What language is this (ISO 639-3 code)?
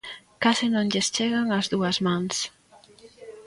glg